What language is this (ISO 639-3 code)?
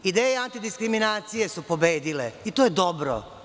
srp